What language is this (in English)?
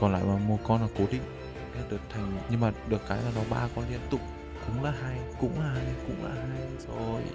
Vietnamese